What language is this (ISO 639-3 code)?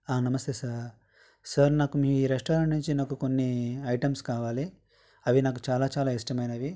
tel